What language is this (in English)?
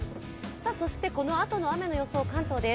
Japanese